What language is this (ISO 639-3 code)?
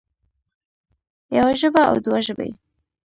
pus